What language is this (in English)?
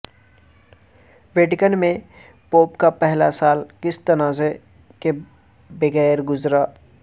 Urdu